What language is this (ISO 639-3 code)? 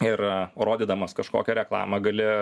lit